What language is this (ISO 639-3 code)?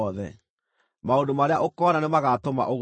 kik